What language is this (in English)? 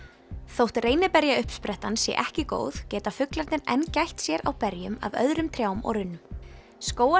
Icelandic